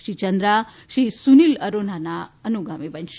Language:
Gujarati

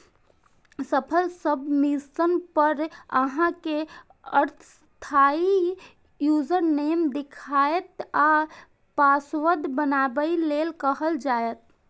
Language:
Maithili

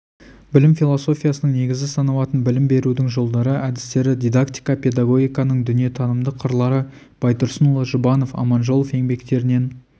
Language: Kazakh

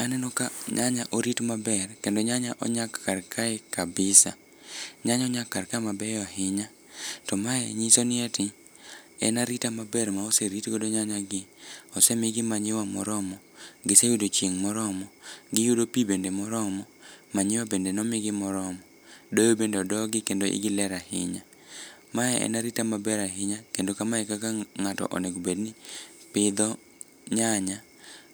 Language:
Luo (Kenya and Tanzania)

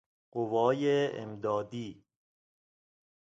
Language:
Persian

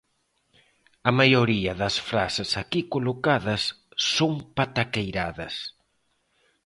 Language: Galician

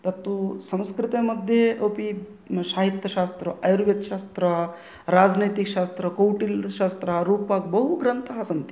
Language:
Sanskrit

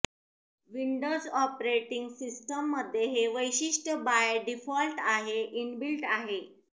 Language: Marathi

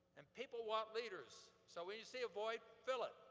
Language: English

